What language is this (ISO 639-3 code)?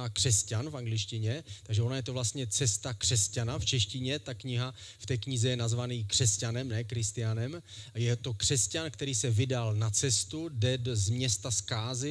ces